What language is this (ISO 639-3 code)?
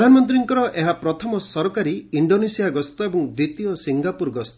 ori